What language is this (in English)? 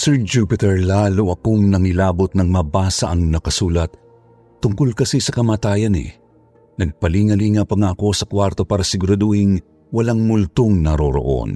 Filipino